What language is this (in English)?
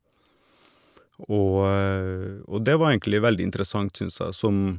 Norwegian